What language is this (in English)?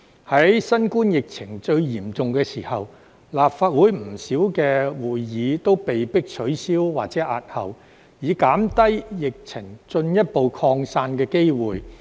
Cantonese